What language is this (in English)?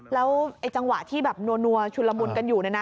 Thai